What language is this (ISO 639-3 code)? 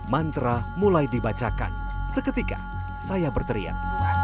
ind